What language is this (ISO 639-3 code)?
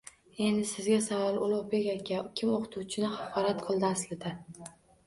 uzb